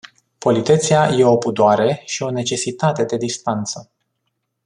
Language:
Romanian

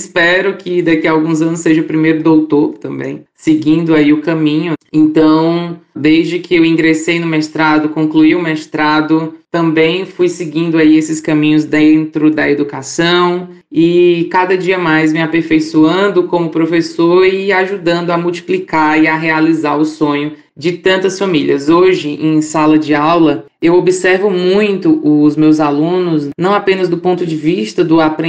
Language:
Portuguese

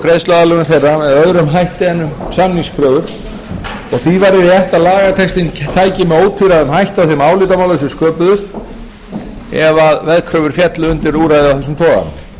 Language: Icelandic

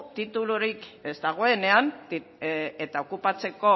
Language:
Basque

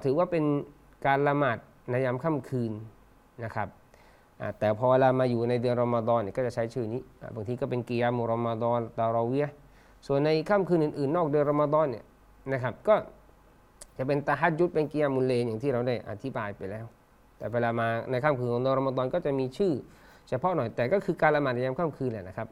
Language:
Thai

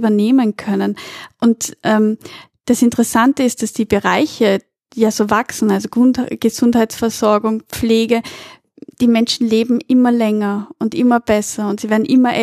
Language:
German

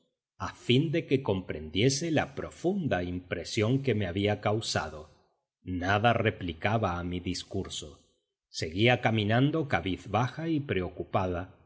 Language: Spanish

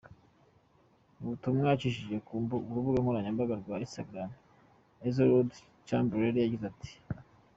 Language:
Kinyarwanda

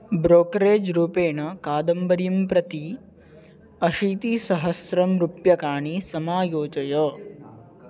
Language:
Sanskrit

